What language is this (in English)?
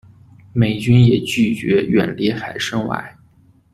Chinese